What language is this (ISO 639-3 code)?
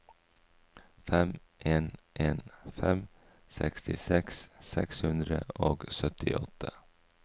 nor